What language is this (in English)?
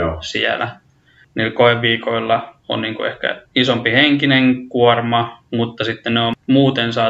Finnish